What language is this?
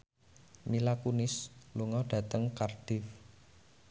Javanese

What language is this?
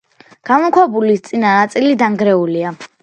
Georgian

